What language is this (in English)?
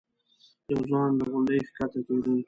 Pashto